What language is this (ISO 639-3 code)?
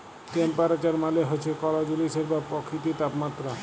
ben